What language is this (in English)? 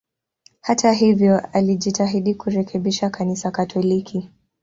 Swahili